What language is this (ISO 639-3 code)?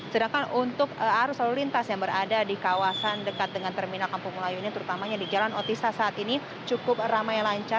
ind